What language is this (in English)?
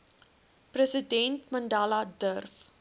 Afrikaans